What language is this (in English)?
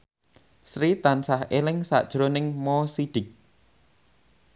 Javanese